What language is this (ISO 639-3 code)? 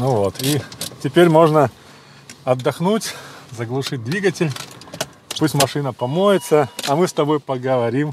rus